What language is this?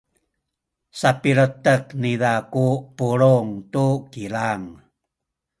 Sakizaya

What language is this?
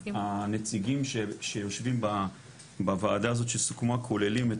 Hebrew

